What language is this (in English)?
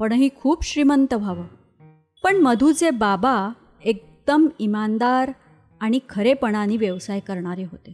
Marathi